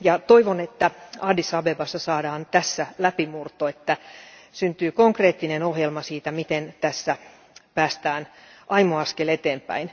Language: Finnish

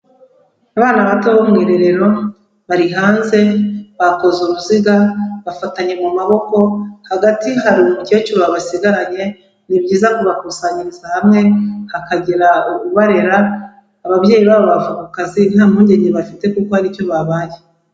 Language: Kinyarwanda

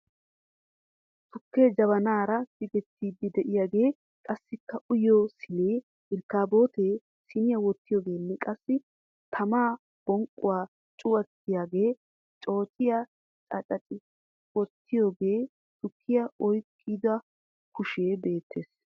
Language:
Wolaytta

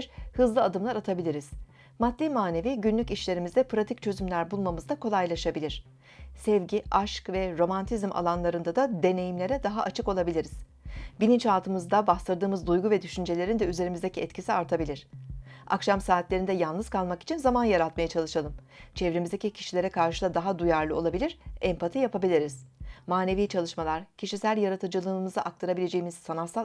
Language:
Turkish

